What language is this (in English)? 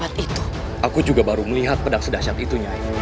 Indonesian